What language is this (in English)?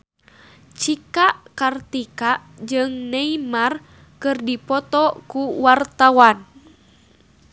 Sundanese